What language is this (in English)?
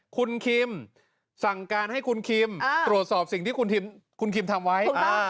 Thai